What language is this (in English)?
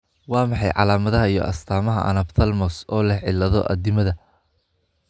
Somali